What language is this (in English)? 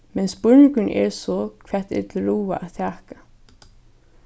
Faroese